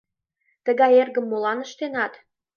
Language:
Mari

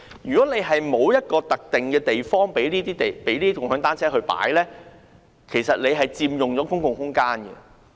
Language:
Cantonese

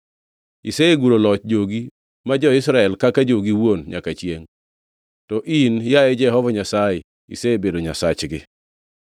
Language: Luo (Kenya and Tanzania)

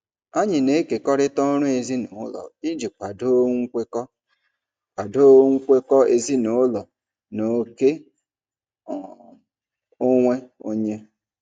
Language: Igbo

